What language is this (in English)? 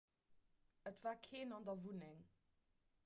Luxembourgish